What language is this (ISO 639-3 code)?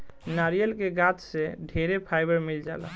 bho